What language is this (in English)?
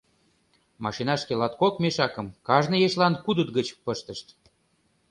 Mari